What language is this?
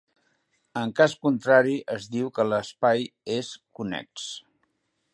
Catalan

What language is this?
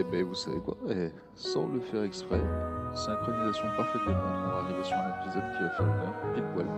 French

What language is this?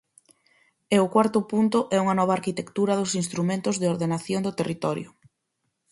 Galician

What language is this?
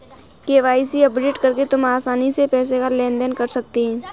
Hindi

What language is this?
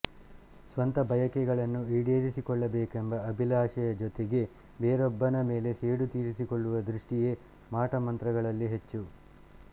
Kannada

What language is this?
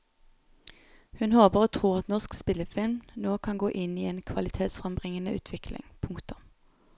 Norwegian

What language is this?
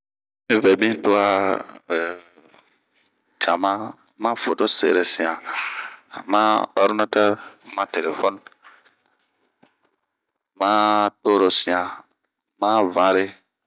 Bomu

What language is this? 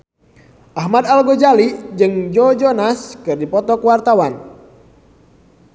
Sundanese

